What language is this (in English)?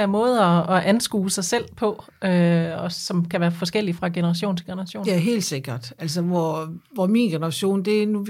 Danish